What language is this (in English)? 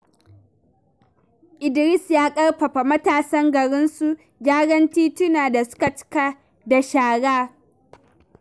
Hausa